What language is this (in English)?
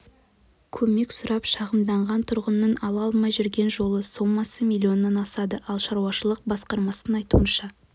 Kazakh